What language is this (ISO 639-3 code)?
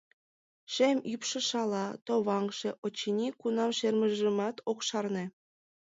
chm